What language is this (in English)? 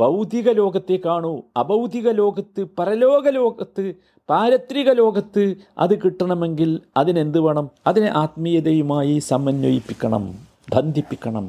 Malayalam